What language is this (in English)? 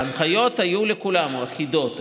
Hebrew